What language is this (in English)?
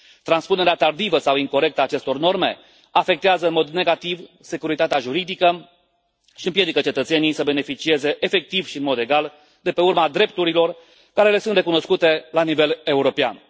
Romanian